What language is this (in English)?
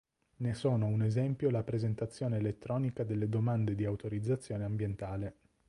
Italian